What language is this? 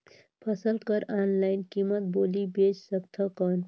Chhattisgarhi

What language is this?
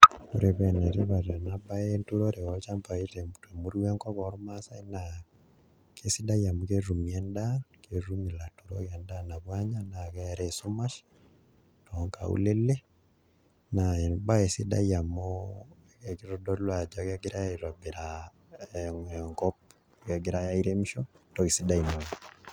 Masai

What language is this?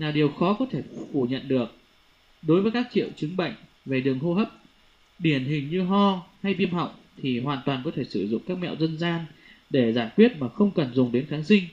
Vietnamese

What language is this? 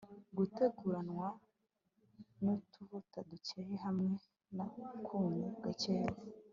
Kinyarwanda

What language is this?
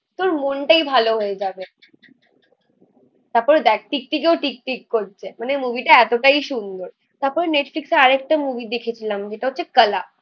Bangla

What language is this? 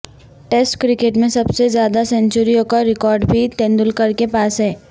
Urdu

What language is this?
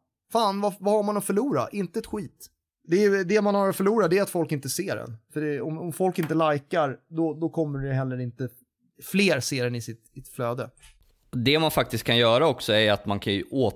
Swedish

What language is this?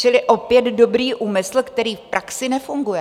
Czech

